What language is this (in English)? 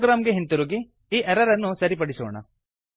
Kannada